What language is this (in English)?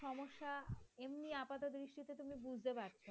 Bangla